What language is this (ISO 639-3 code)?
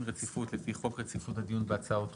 heb